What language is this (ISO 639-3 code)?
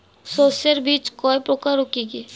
ben